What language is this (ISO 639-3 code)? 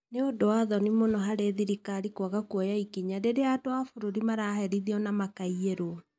kik